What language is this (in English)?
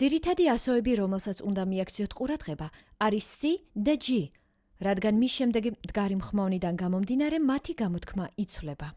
Georgian